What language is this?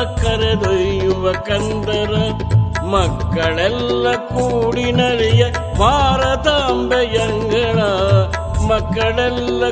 Kannada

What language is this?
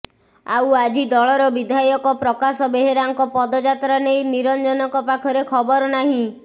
Odia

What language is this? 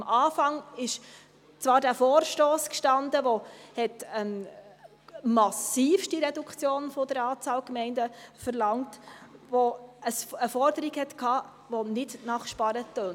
Swiss German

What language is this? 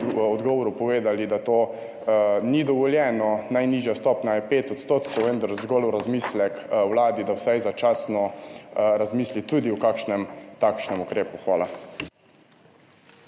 Slovenian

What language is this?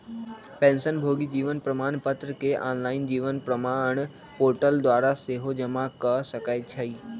Magahi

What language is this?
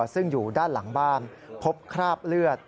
Thai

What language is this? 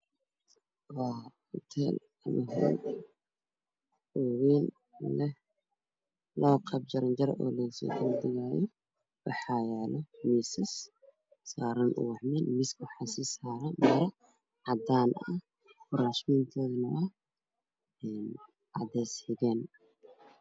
Somali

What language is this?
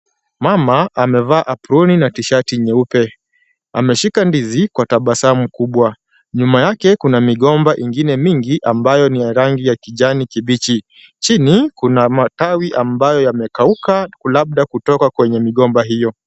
Swahili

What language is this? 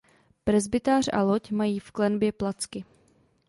Czech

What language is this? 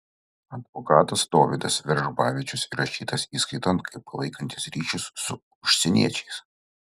Lithuanian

